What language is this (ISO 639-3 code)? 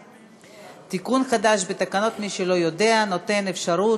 heb